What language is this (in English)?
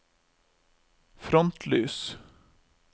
Norwegian